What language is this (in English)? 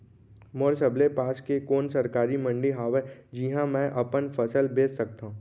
Chhattisgarhi